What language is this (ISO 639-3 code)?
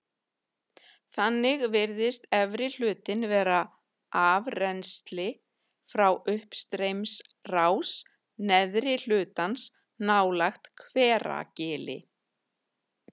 isl